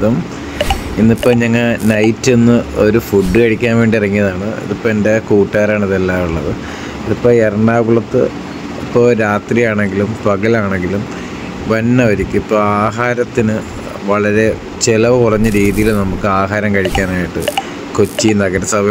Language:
Malayalam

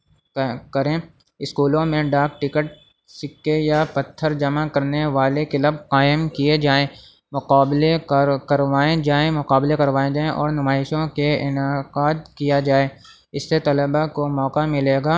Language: Urdu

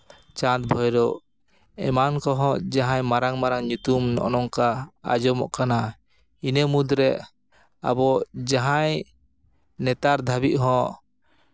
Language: Santali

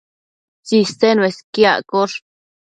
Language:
Matsés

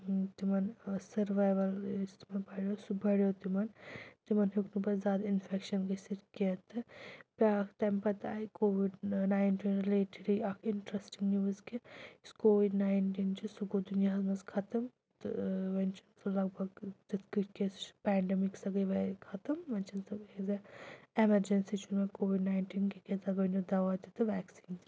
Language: Kashmiri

